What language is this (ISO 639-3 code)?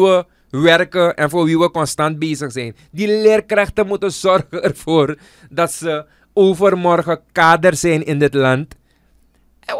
nld